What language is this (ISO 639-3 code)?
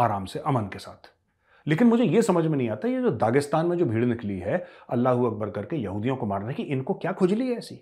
hin